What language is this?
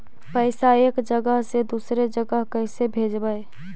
Magahi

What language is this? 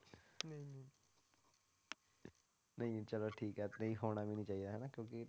Punjabi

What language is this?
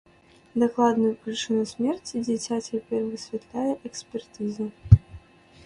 Belarusian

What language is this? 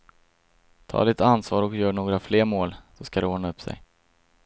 Swedish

